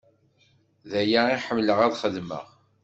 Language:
Kabyle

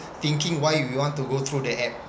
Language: English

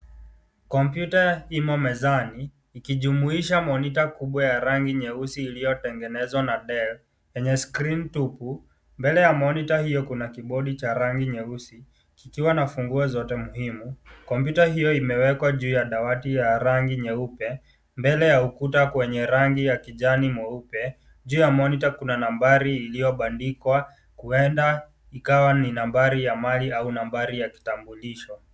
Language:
Swahili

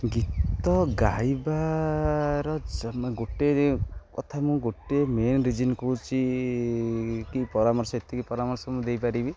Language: Odia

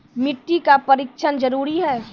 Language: Maithili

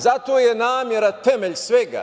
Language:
Serbian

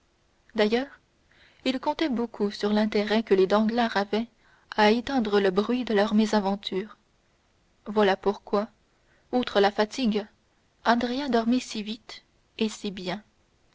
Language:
French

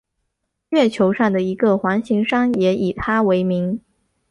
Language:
Chinese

